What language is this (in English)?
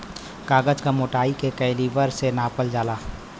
Bhojpuri